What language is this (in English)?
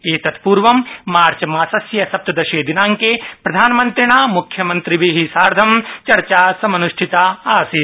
Sanskrit